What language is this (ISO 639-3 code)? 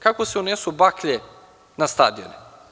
srp